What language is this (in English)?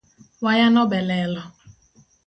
Luo (Kenya and Tanzania)